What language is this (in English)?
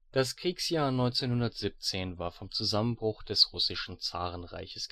German